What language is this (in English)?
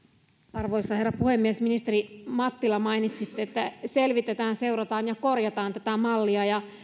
Finnish